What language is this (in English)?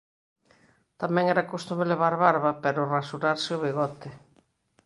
Galician